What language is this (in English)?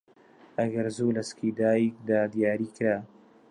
Central Kurdish